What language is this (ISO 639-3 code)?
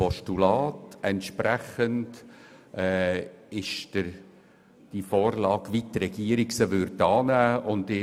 gsw